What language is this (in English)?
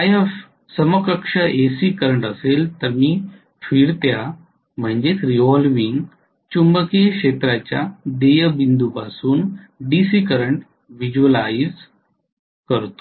Marathi